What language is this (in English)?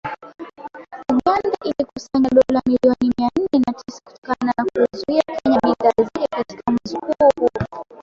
Swahili